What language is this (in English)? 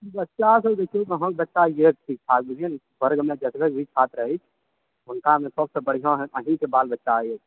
Maithili